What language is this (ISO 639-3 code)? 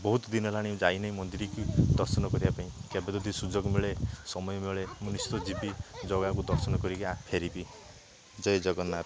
ori